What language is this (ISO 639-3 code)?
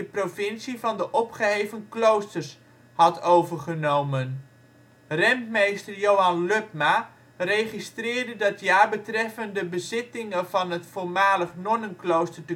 nld